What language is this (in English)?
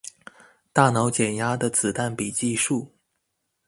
Chinese